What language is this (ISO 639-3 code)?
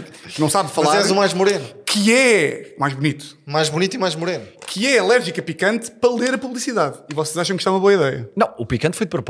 por